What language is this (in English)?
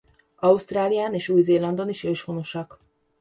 Hungarian